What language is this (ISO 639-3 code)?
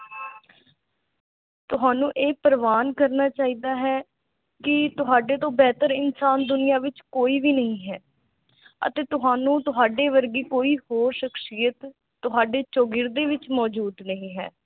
pan